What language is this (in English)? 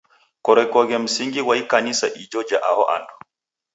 Taita